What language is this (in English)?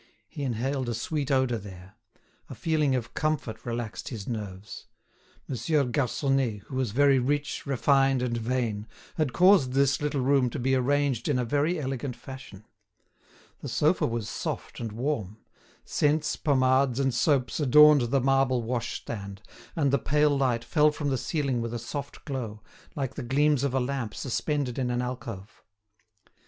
English